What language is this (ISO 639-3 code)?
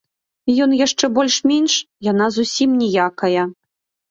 bel